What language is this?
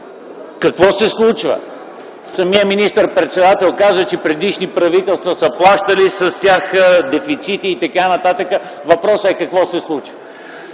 Bulgarian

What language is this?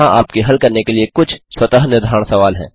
Hindi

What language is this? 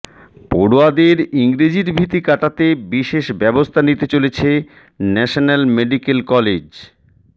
Bangla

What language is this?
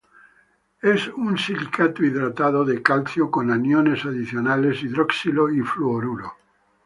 Spanish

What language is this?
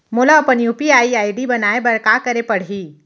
Chhattisgarhi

